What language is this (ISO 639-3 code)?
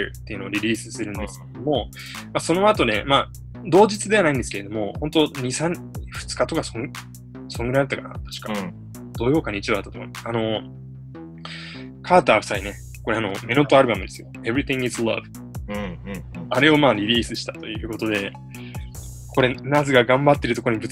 jpn